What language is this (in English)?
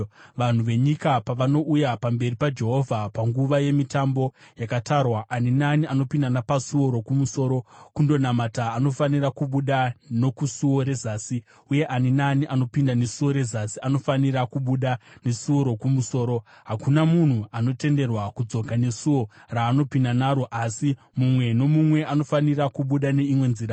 Shona